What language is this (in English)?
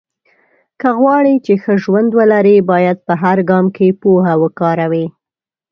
Pashto